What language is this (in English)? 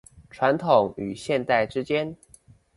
Chinese